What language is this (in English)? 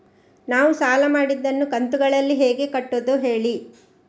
Kannada